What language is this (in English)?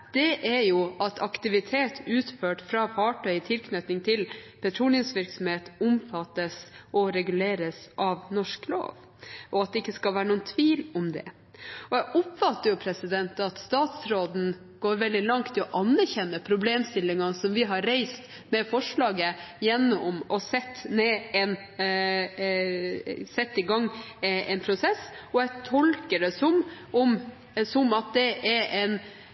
Norwegian Bokmål